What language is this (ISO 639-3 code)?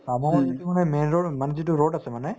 asm